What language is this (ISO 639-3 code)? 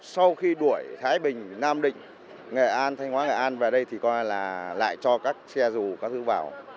vie